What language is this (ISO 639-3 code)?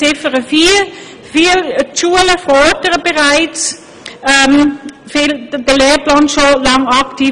gsw